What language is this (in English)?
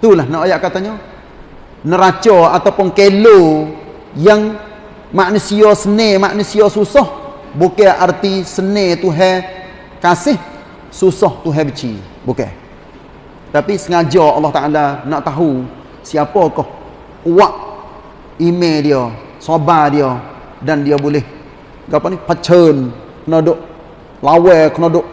Malay